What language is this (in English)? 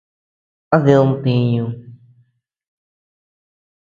Tepeuxila Cuicatec